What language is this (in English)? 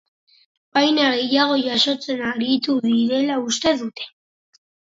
Basque